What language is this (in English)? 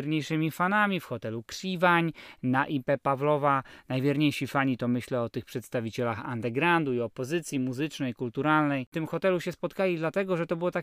Polish